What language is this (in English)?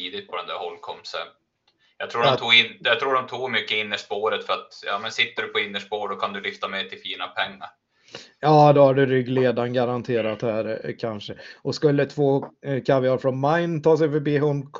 Swedish